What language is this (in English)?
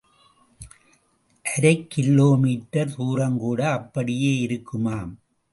Tamil